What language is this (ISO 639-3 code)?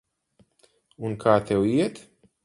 lav